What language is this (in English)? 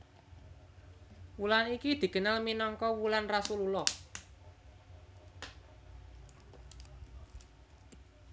Javanese